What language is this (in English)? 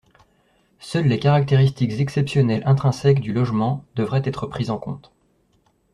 French